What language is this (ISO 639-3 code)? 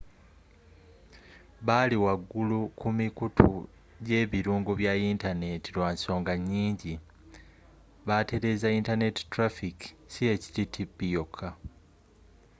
lug